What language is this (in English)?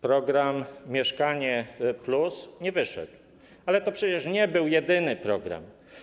Polish